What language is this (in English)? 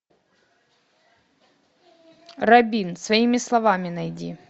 Russian